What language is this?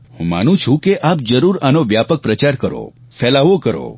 Gujarati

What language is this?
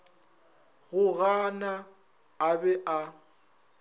Northern Sotho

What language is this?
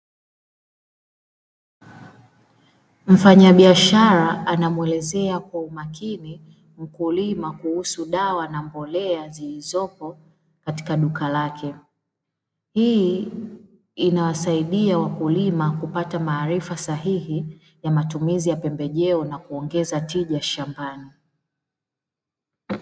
Swahili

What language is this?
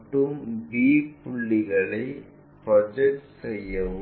Tamil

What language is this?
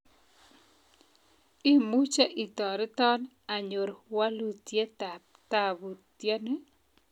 Kalenjin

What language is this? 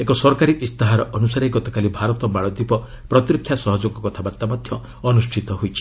Odia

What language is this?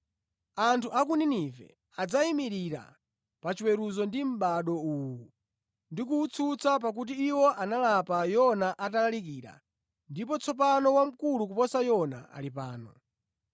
Nyanja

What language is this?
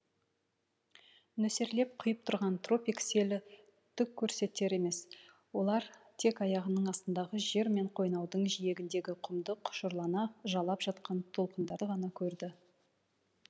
Kazakh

